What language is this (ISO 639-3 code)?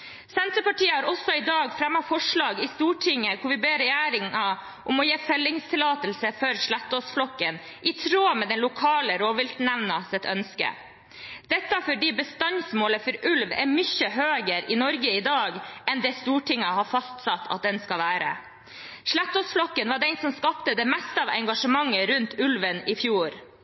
nob